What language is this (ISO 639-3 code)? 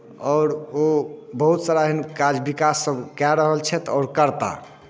mai